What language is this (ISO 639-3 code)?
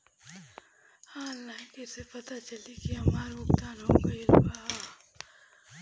bho